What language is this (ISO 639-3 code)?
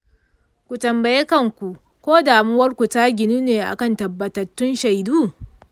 hau